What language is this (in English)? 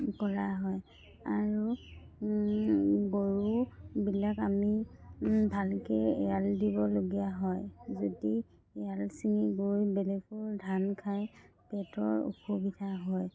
Assamese